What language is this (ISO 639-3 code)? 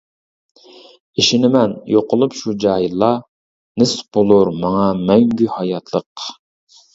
uig